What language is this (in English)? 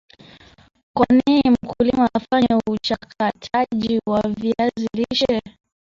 Swahili